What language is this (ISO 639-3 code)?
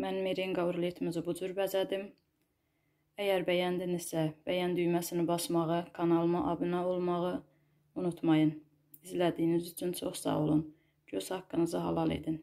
tur